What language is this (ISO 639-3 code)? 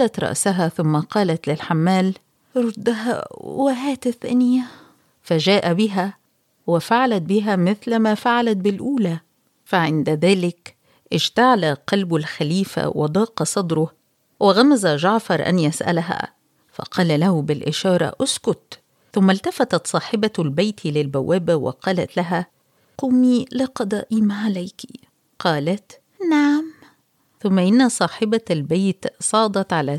ara